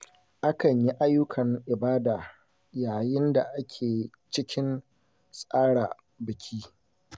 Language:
Hausa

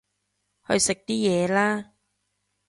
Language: Cantonese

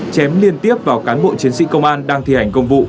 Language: Vietnamese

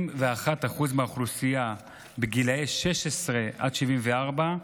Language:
Hebrew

